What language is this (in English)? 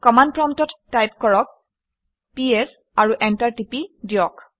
Assamese